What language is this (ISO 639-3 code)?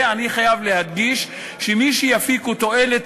heb